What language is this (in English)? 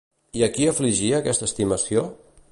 Catalan